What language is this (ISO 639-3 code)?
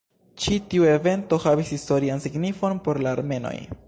epo